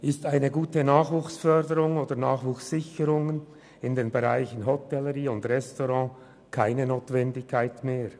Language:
Swiss German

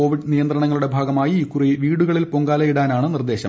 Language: Malayalam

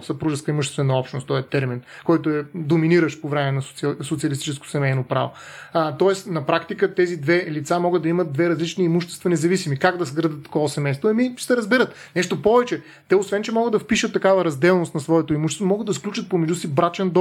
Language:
Bulgarian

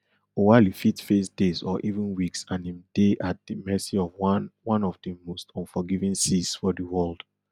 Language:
Nigerian Pidgin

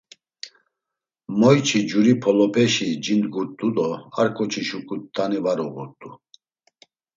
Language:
Laz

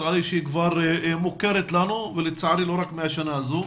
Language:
Hebrew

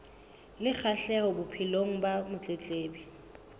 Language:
Southern Sotho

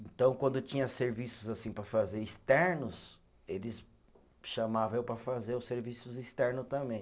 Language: Portuguese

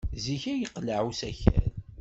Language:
Kabyle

